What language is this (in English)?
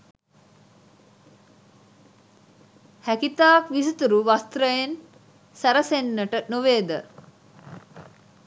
Sinhala